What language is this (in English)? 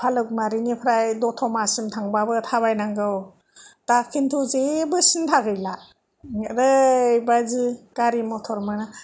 Bodo